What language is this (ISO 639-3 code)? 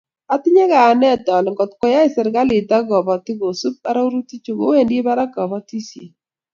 kln